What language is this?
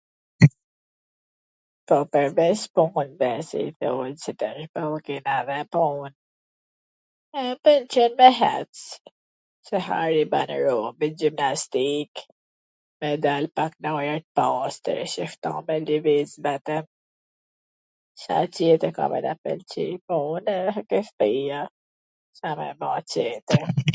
Gheg Albanian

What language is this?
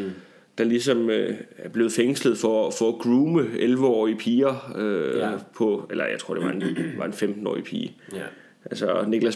Danish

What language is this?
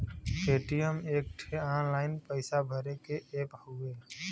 Bhojpuri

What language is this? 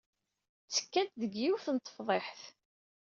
Kabyle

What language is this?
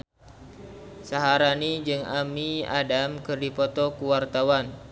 Sundanese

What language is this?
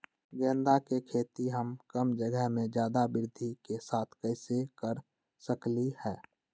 Magahi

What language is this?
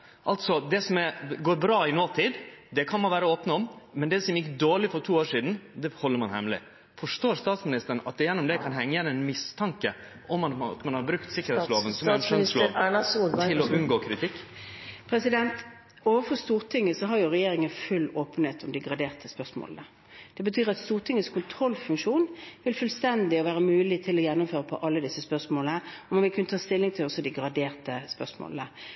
Norwegian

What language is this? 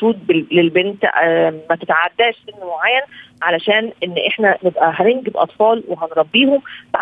Arabic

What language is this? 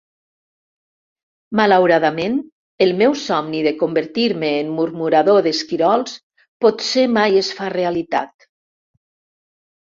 Catalan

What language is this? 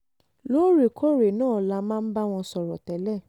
Yoruba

